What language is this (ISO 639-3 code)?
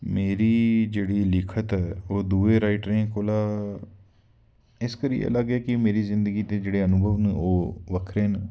doi